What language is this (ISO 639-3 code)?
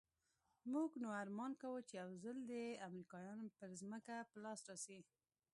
pus